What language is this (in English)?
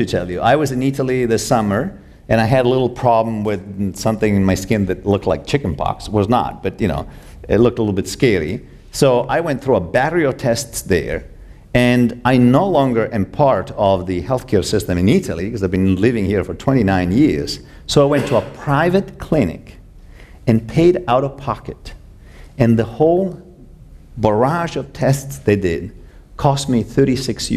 English